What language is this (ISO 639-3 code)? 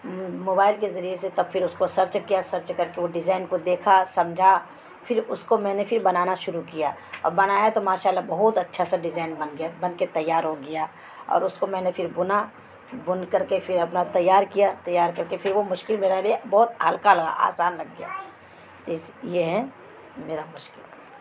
urd